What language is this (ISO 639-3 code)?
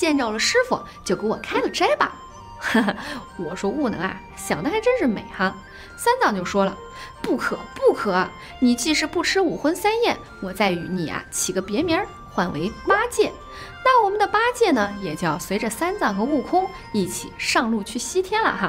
zho